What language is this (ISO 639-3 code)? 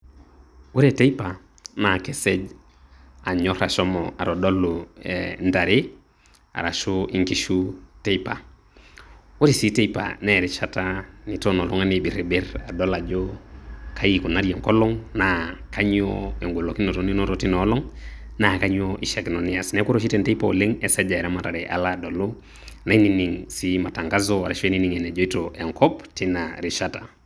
mas